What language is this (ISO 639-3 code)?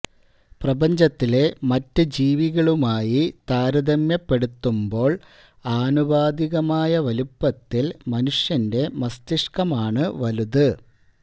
mal